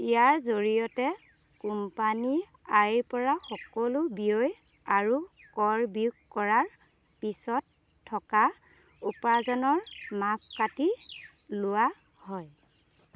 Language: Assamese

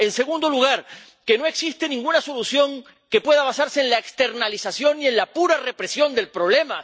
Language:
Spanish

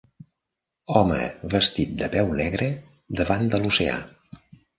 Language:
Catalan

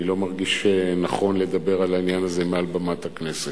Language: Hebrew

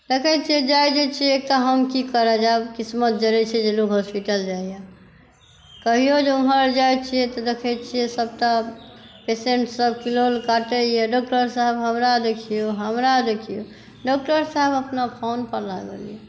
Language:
Maithili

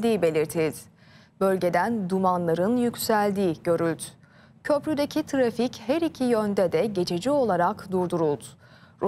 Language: Turkish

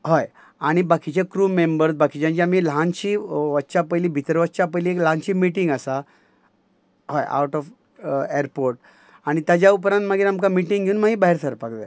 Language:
Konkani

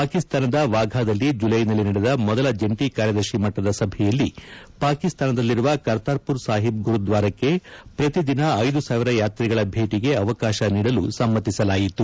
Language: Kannada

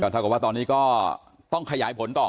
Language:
Thai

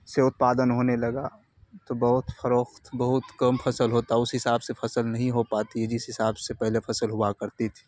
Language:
Urdu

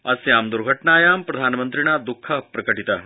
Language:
Sanskrit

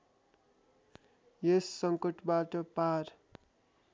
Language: Nepali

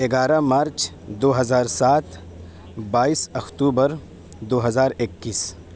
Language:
Urdu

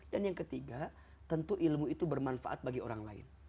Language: Indonesian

